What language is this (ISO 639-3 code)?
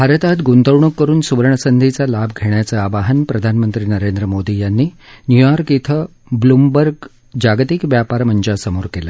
mar